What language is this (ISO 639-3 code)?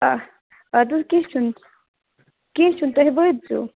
kas